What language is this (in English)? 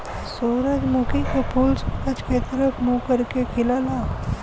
Bhojpuri